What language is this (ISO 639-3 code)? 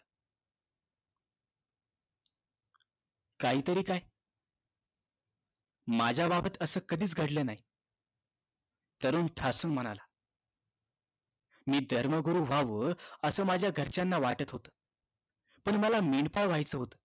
mar